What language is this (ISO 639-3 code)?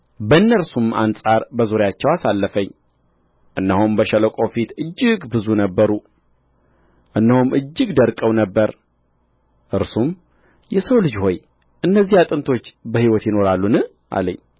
amh